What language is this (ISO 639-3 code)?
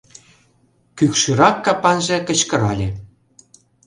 chm